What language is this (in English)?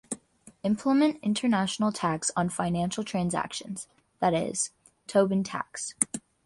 English